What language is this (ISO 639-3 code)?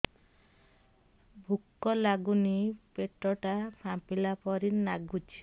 ori